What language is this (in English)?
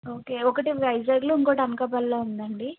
Telugu